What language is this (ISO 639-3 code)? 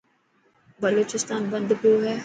mki